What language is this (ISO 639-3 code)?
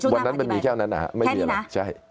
tha